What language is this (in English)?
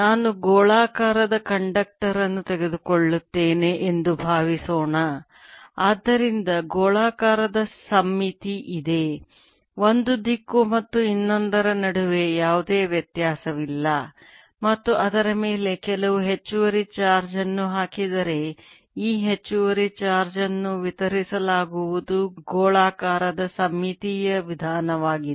Kannada